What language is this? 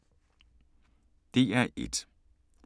Danish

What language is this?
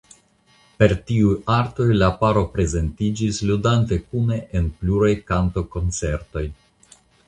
Esperanto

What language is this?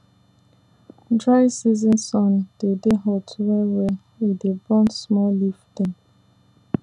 Nigerian Pidgin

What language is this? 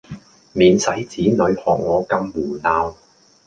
Cantonese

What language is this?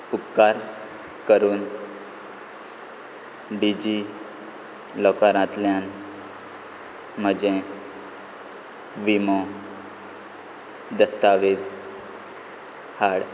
Konkani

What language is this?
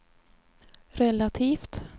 Swedish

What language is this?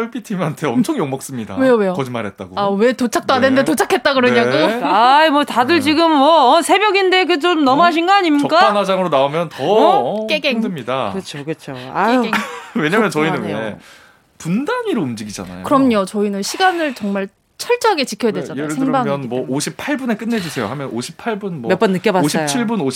Korean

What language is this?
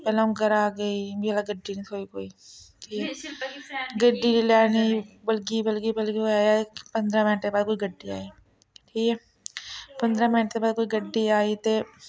Dogri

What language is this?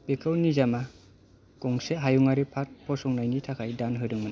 Bodo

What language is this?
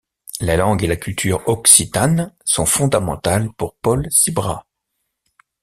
French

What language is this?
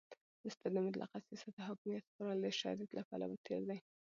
Pashto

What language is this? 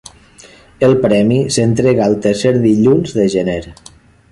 Catalan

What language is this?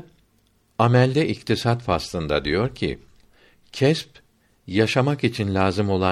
Turkish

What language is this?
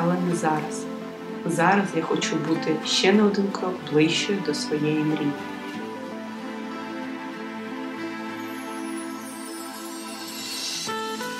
Ukrainian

